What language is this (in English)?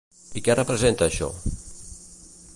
Catalan